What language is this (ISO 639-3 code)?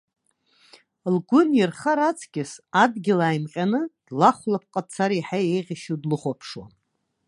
abk